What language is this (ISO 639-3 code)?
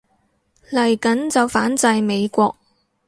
yue